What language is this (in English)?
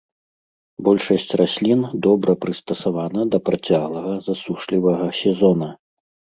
Belarusian